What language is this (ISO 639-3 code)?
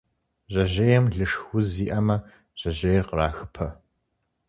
kbd